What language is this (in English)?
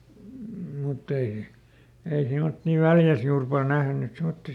Finnish